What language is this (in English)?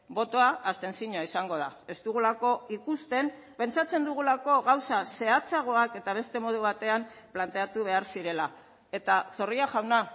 Basque